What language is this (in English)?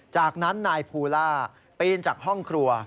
Thai